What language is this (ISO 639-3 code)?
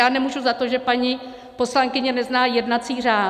ces